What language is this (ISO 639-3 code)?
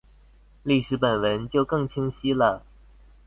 zho